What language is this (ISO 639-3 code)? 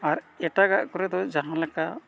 sat